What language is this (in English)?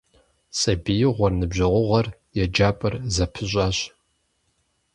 Kabardian